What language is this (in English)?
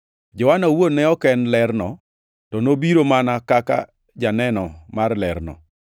Luo (Kenya and Tanzania)